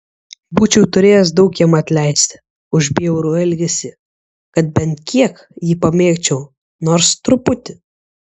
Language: Lithuanian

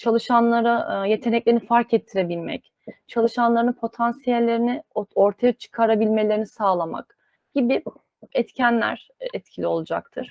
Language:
Turkish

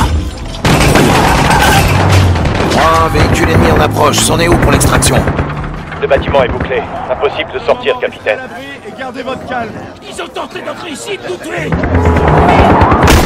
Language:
French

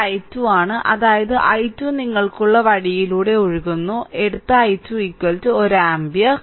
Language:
Malayalam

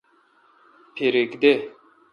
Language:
Kalkoti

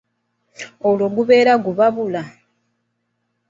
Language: Ganda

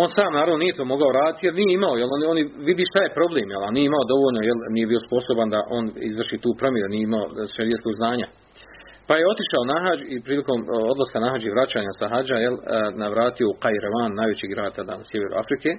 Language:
Croatian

